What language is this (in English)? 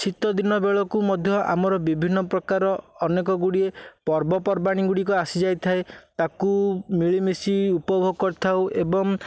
Odia